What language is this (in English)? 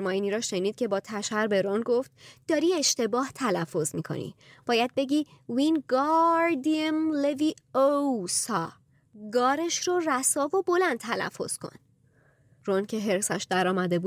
Persian